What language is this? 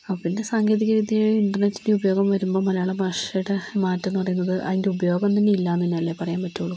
Malayalam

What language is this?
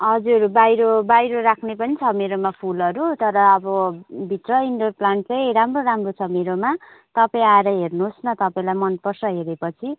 Nepali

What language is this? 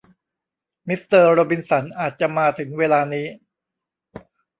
Thai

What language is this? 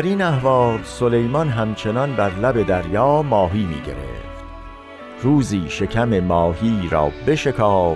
Persian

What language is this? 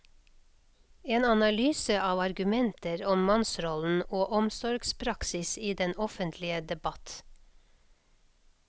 Norwegian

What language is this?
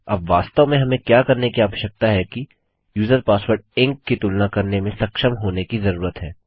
Hindi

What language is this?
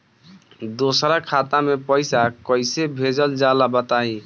Bhojpuri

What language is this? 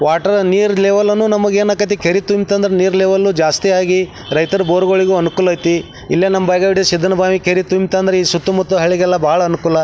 Kannada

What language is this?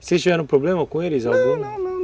Portuguese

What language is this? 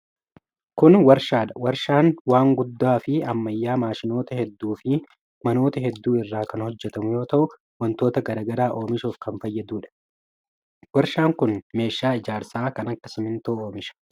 Oromo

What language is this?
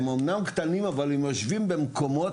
Hebrew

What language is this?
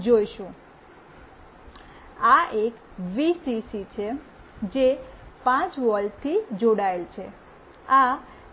Gujarati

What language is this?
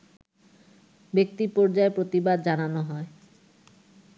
Bangla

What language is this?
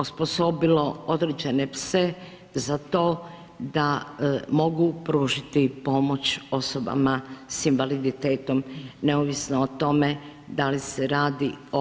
Croatian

